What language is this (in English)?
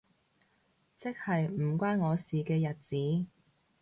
Cantonese